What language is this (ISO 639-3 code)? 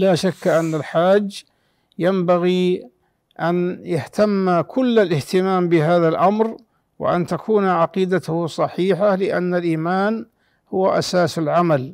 ara